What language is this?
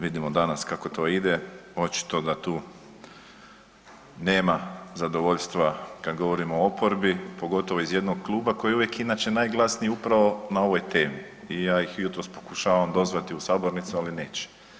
Croatian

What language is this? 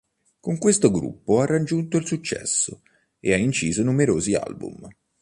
Italian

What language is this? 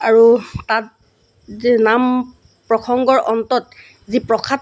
Assamese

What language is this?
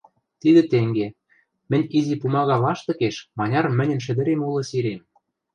Western Mari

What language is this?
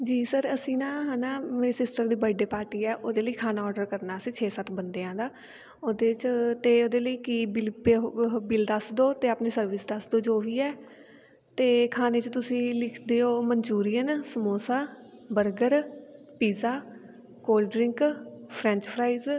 Punjabi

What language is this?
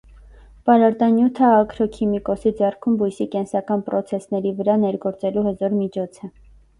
Armenian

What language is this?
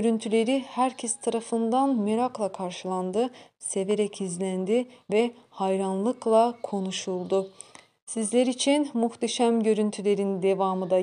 Turkish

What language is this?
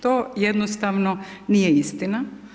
Croatian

